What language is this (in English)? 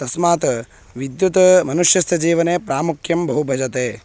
Sanskrit